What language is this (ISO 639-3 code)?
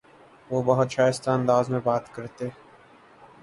urd